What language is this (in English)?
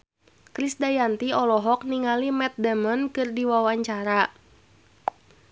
Sundanese